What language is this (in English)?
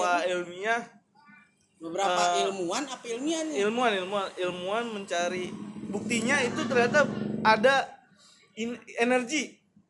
Indonesian